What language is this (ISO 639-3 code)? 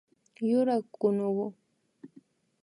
qvi